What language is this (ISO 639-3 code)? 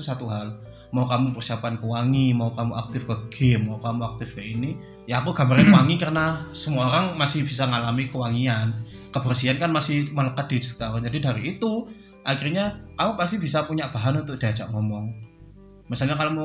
ind